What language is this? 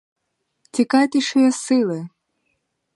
Ukrainian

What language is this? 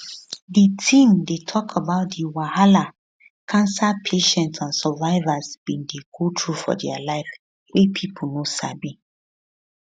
Nigerian Pidgin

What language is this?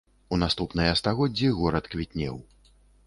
Belarusian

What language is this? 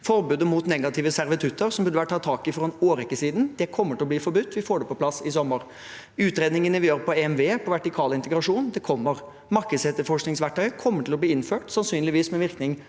Norwegian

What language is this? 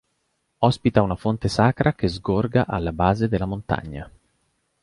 Italian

